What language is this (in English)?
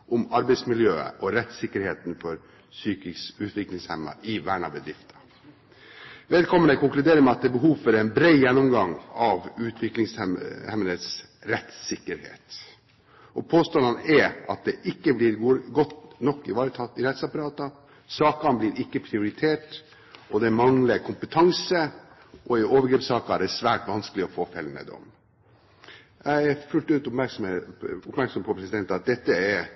Norwegian Bokmål